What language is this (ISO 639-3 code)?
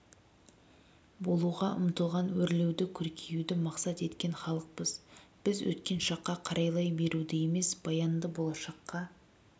kaz